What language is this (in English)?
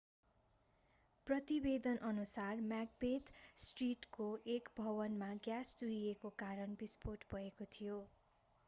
Nepali